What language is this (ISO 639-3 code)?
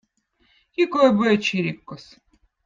vot